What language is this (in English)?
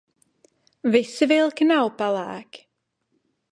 Latvian